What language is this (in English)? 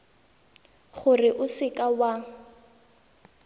Tswana